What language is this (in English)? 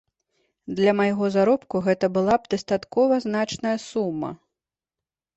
Belarusian